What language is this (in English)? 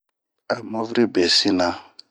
Bomu